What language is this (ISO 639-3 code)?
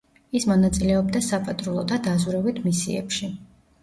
kat